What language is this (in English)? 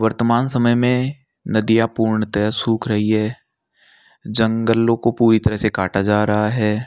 Hindi